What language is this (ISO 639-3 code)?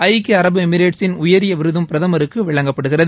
tam